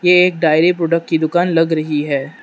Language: Hindi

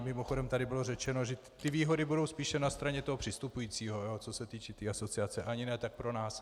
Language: Czech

